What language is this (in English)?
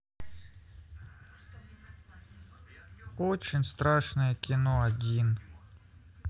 Russian